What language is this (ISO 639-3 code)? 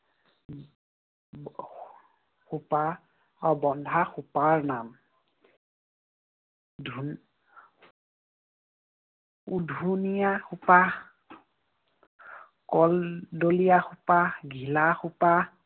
asm